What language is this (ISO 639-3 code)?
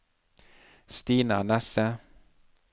nor